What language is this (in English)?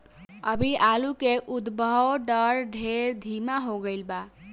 Bhojpuri